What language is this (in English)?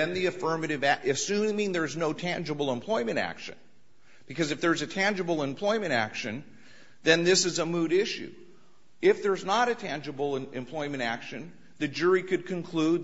English